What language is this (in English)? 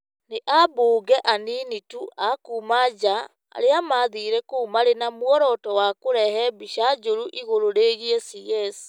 Kikuyu